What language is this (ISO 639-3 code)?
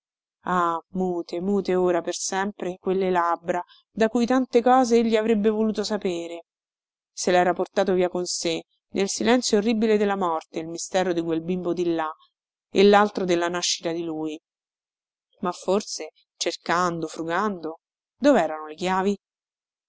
ita